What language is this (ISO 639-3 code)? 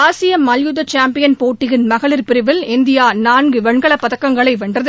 tam